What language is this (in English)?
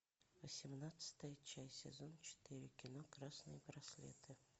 Russian